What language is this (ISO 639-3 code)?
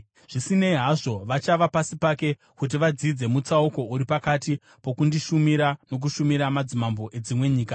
sna